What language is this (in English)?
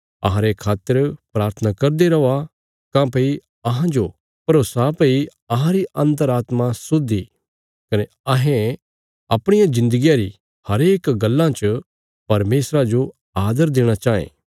Bilaspuri